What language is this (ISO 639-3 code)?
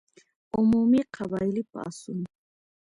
pus